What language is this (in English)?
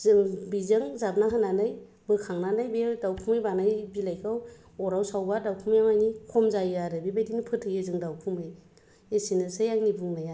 Bodo